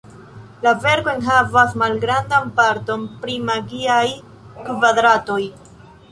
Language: Esperanto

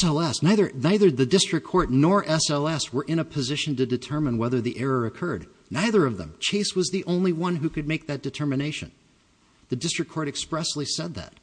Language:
English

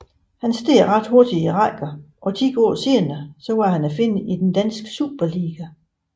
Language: Danish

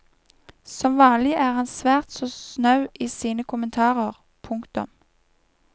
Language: Norwegian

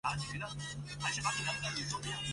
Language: Chinese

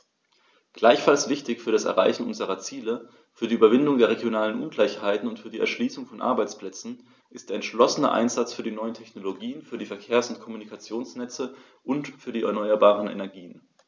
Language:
German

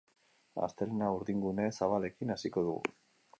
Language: Basque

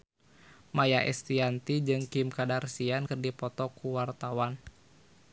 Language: Sundanese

